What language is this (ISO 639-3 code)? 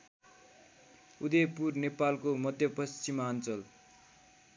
nep